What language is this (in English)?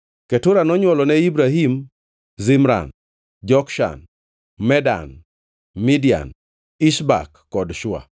Luo (Kenya and Tanzania)